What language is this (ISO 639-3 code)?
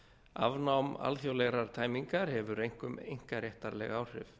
isl